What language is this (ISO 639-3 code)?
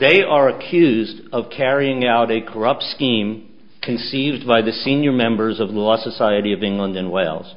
eng